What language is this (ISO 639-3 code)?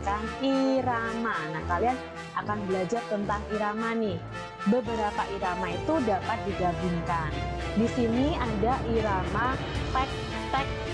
ind